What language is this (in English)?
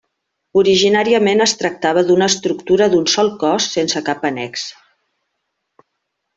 Catalan